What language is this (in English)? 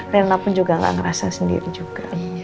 Indonesian